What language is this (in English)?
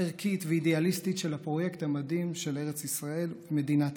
Hebrew